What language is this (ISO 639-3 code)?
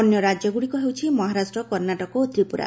ori